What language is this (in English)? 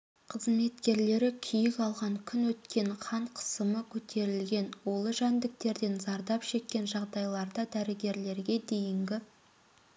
Kazakh